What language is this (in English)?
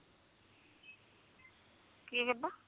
Punjabi